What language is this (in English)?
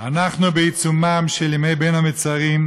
Hebrew